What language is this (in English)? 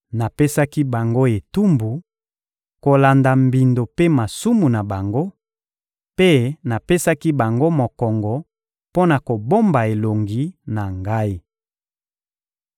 Lingala